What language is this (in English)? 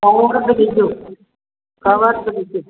Sindhi